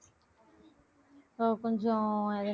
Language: Tamil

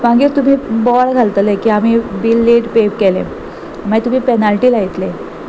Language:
Konkani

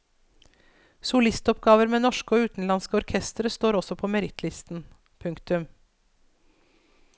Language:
Norwegian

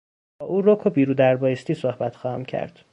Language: Persian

